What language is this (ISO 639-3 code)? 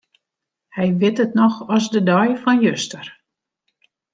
fry